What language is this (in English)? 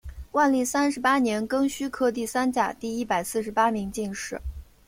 Chinese